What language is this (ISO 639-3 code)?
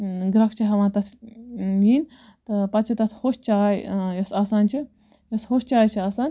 kas